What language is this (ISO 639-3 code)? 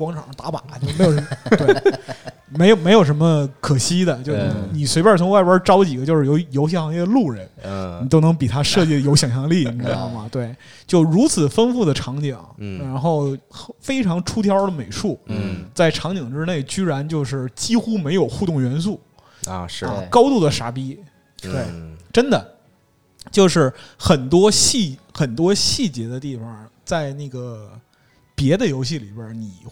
zho